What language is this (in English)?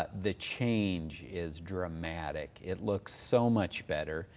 English